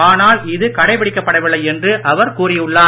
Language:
Tamil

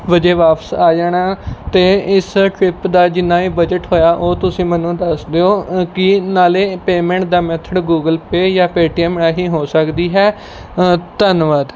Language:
Punjabi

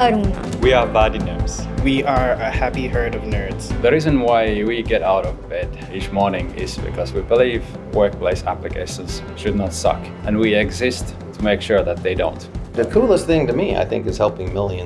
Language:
English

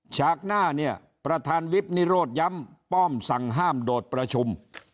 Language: Thai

